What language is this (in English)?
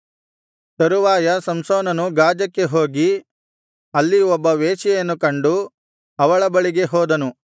Kannada